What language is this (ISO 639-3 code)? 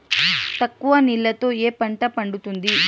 tel